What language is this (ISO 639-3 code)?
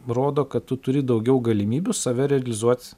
lit